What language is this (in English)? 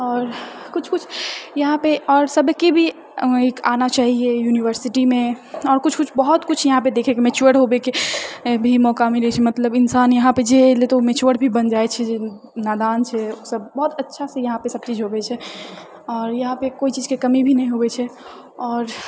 Maithili